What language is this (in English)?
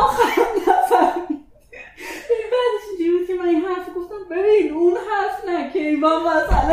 Persian